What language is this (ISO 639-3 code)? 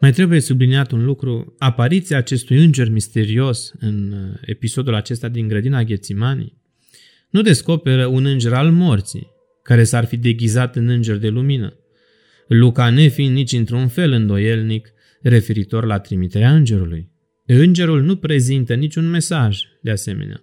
ron